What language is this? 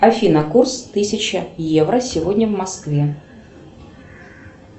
Russian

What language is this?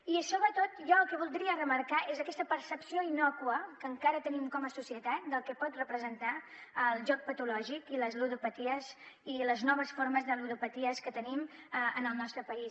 Catalan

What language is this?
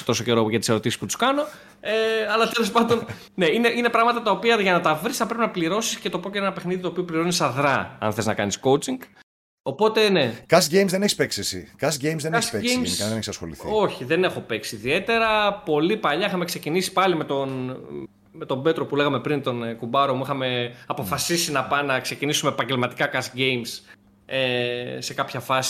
Greek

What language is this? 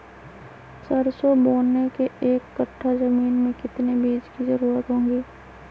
Magahi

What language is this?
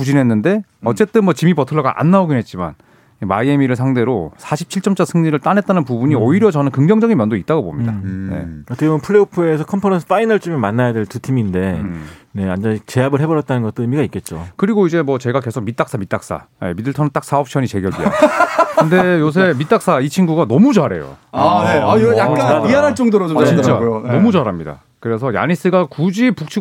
Korean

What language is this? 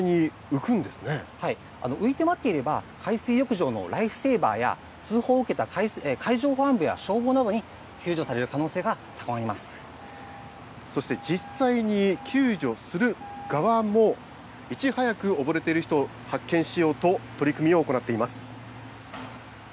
Japanese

